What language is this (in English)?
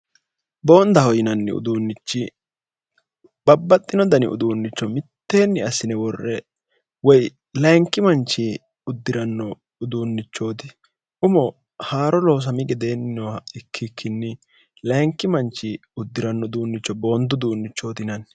Sidamo